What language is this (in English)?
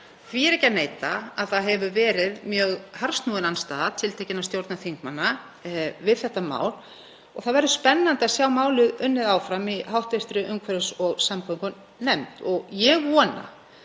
Icelandic